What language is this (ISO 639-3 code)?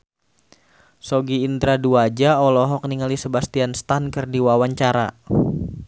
sun